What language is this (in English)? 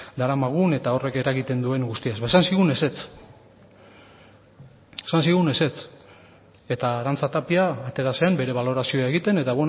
Basque